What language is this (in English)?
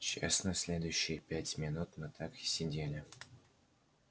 Russian